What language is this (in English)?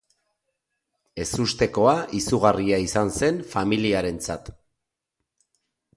Basque